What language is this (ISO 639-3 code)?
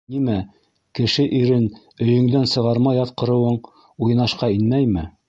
bak